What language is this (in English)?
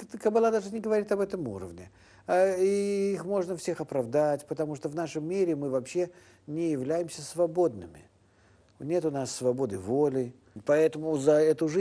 Russian